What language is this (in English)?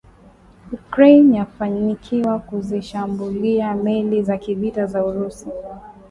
Swahili